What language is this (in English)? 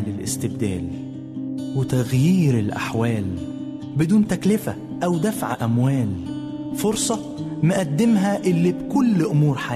Arabic